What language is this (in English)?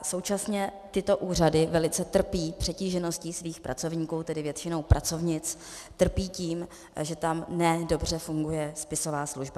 Czech